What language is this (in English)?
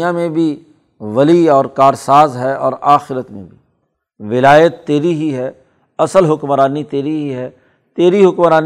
Urdu